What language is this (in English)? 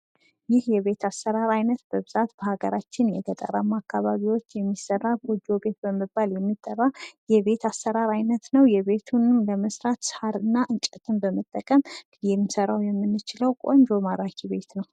Amharic